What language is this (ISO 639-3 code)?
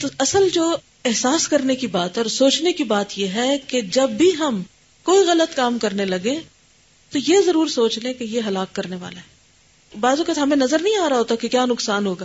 urd